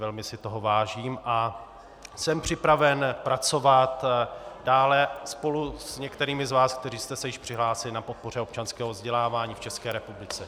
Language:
Czech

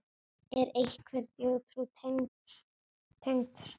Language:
Icelandic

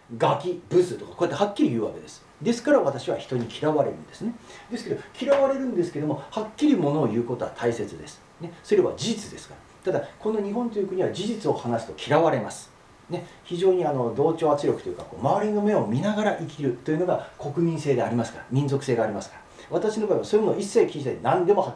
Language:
Japanese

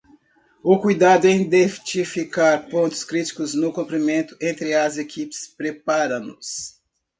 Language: Portuguese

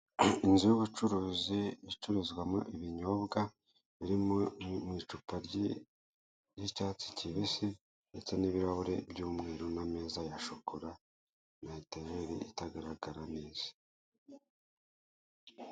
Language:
Kinyarwanda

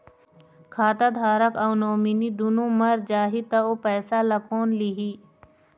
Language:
Chhattisgarhi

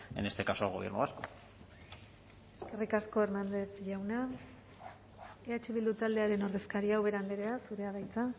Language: Basque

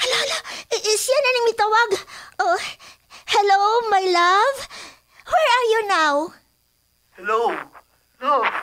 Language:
Filipino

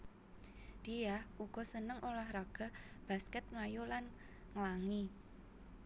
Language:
Javanese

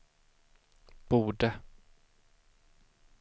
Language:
Swedish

